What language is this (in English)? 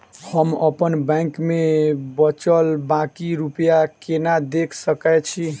Maithili